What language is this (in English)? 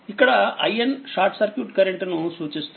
Telugu